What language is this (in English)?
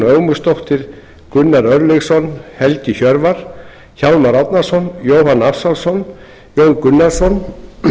Icelandic